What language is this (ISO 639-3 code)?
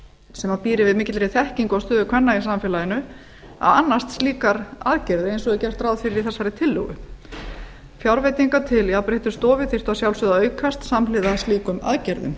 isl